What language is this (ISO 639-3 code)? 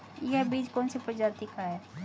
hin